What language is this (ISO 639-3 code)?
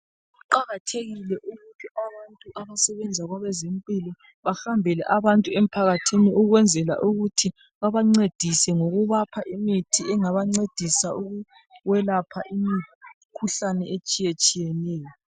nde